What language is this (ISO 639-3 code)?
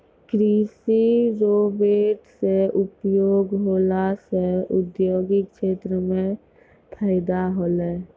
mai